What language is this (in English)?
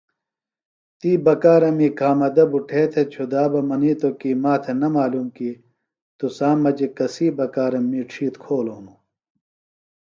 Phalura